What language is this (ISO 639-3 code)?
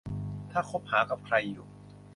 tha